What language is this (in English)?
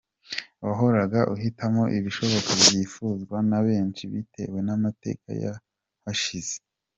Kinyarwanda